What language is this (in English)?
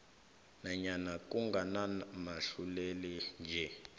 South Ndebele